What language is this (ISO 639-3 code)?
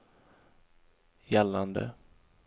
swe